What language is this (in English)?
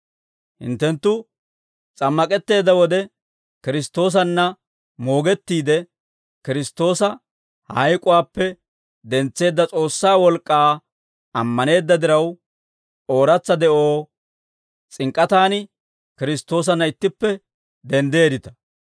Dawro